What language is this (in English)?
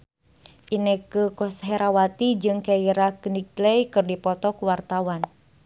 Sundanese